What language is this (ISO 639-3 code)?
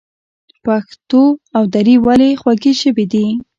pus